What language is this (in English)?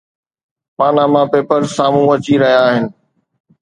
Sindhi